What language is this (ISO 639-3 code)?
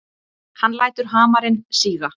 isl